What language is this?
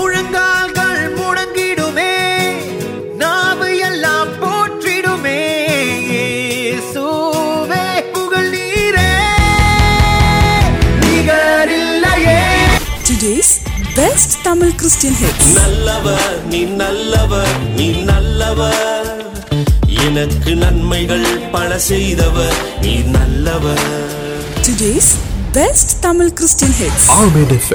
Urdu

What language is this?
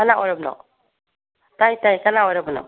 Manipuri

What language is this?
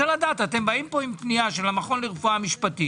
Hebrew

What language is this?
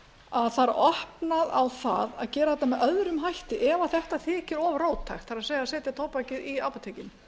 Icelandic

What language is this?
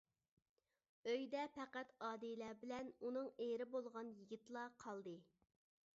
Uyghur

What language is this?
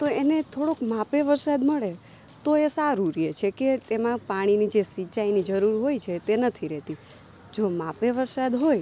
Gujarati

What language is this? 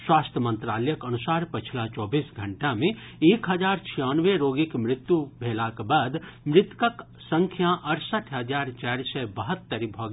Maithili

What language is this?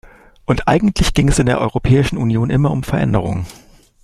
German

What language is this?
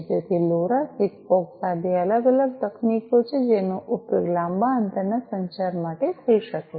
Gujarati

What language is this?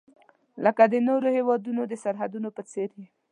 Pashto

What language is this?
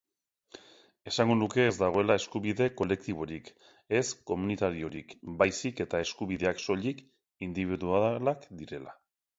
Basque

